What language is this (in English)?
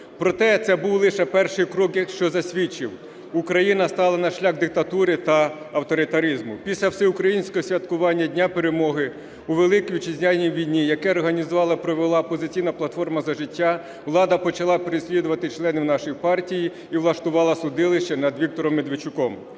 Ukrainian